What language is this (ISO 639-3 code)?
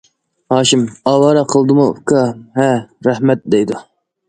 uig